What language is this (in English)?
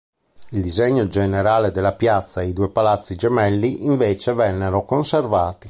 Italian